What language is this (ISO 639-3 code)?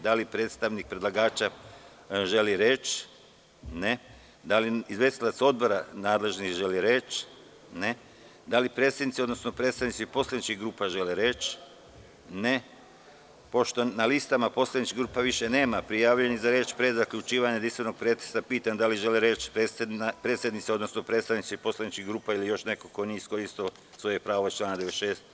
srp